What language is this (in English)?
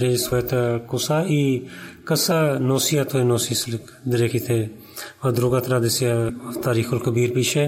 Bulgarian